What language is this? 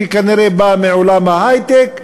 Hebrew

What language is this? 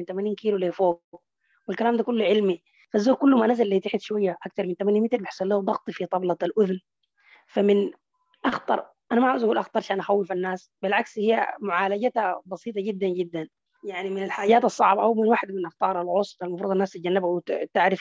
Arabic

